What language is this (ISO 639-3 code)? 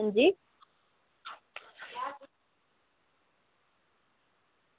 doi